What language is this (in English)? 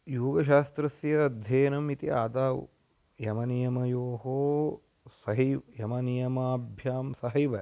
Sanskrit